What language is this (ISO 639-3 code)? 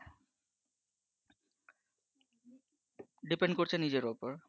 ben